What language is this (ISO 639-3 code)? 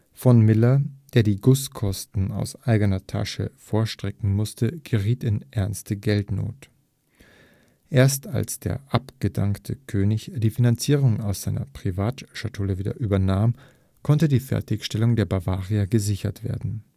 deu